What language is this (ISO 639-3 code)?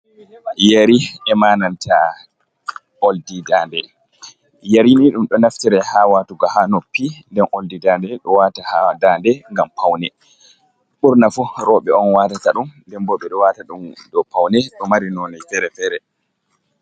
ful